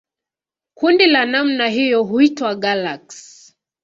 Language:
Swahili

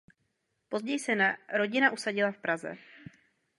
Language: Czech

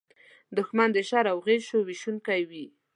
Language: Pashto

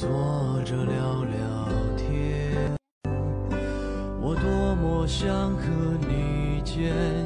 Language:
Chinese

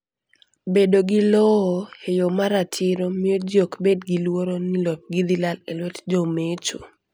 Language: Luo (Kenya and Tanzania)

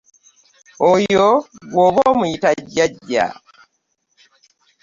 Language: Ganda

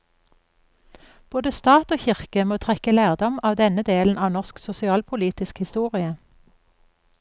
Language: Norwegian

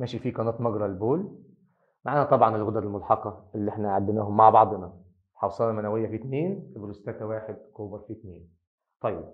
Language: Arabic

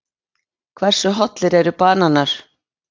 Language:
Icelandic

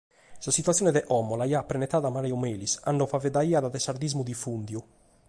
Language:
Sardinian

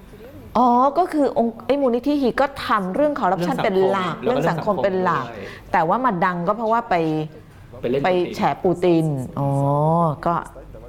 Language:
Thai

